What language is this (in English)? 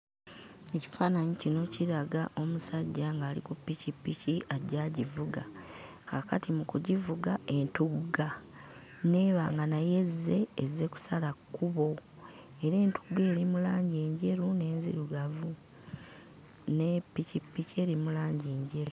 Ganda